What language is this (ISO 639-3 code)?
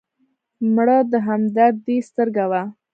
pus